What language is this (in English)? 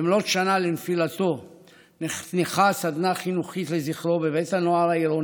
Hebrew